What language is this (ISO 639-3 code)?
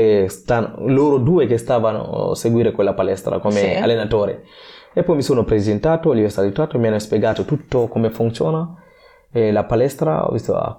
ita